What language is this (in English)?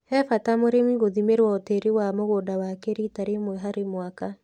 Kikuyu